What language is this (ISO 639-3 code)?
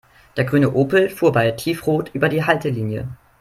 deu